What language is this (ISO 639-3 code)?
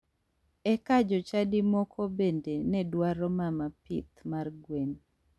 luo